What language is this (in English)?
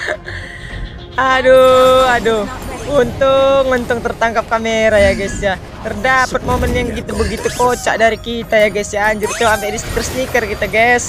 Indonesian